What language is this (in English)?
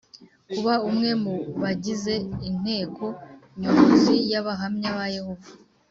Kinyarwanda